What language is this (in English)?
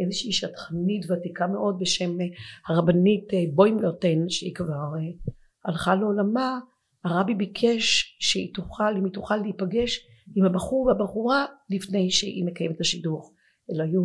Hebrew